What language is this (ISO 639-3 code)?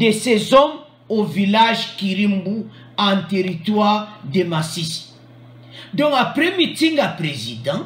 fra